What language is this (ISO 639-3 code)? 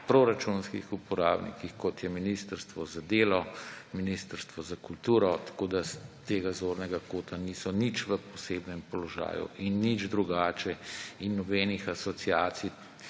slv